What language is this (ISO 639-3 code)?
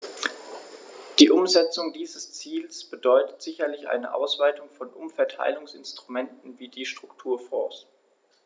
deu